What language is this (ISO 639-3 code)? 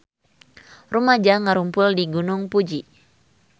sun